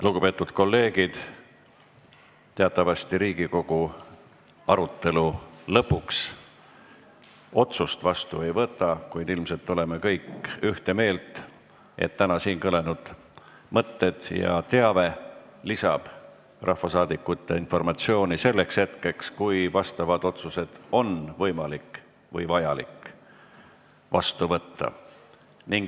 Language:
Estonian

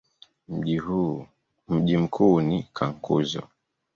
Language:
Swahili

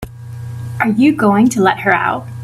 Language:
English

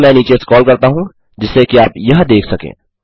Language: Hindi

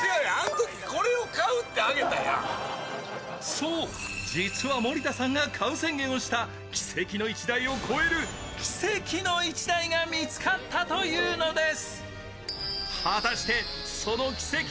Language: Japanese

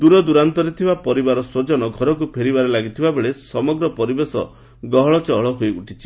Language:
Odia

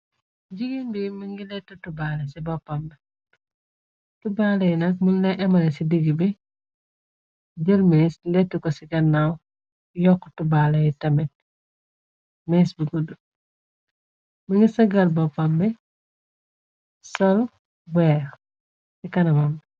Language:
Wolof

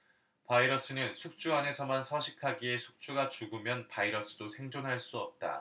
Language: Korean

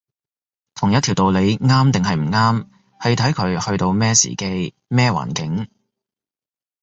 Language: Cantonese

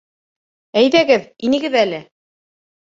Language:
Bashkir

